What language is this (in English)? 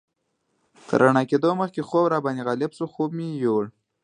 Pashto